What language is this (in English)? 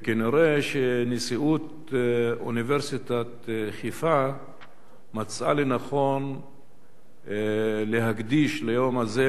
Hebrew